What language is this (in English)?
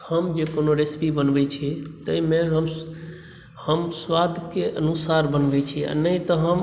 Maithili